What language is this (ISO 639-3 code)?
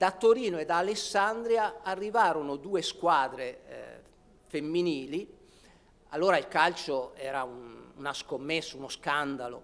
ita